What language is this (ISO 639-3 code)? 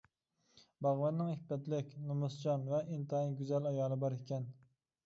uig